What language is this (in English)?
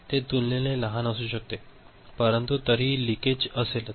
Marathi